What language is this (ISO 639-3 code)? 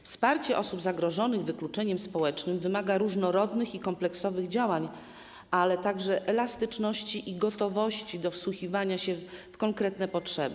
pol